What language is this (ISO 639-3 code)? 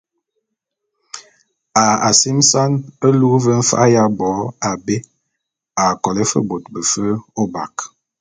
bum